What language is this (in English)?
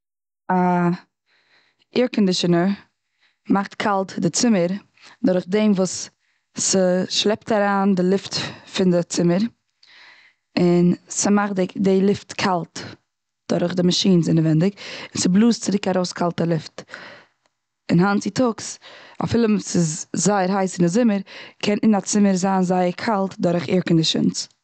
Yiddish